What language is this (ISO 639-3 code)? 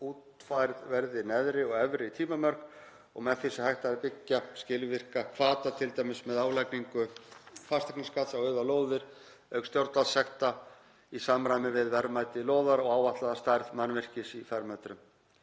isl